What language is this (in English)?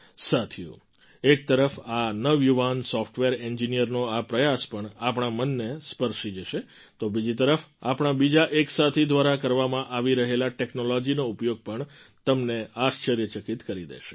Gujarati